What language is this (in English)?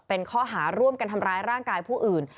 Thai